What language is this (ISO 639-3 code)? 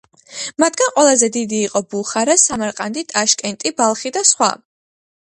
kat